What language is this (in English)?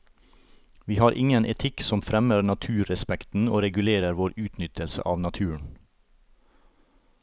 Norwegian